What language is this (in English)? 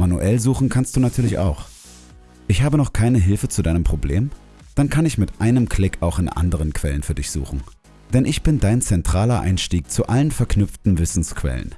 German